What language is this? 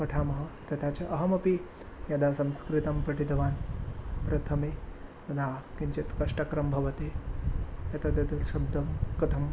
Sanskrit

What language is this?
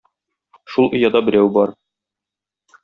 Tatar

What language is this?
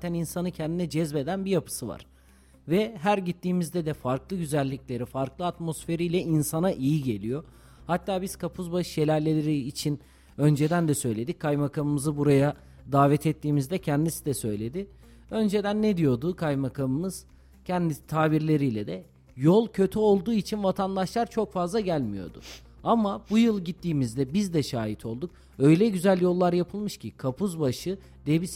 Turkish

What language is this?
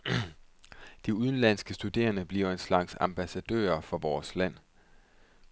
Danish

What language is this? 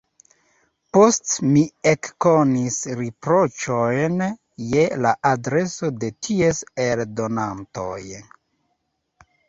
Esperanto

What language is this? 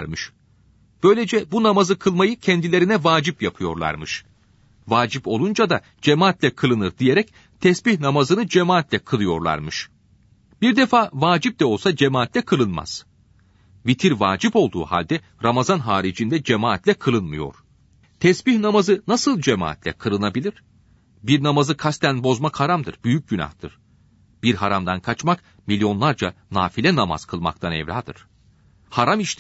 Turkish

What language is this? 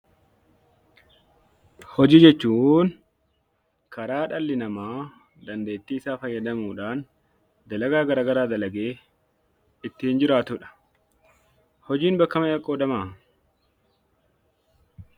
Oromo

